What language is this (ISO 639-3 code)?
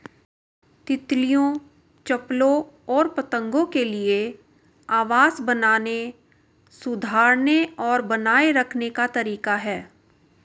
hin